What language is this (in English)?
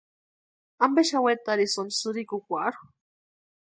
Western Highland Purepecha